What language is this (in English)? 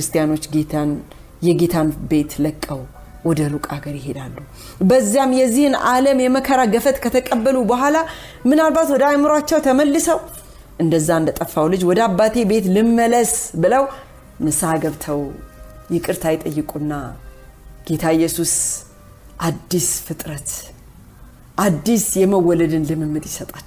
Amharic